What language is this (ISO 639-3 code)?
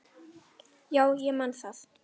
isl